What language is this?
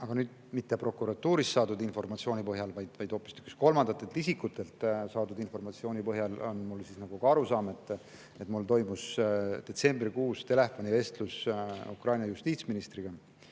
Estonian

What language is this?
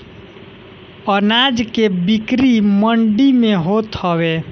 Bhojpuri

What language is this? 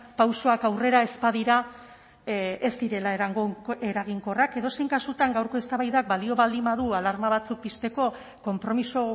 Basque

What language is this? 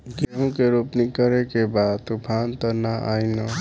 Bhojpuri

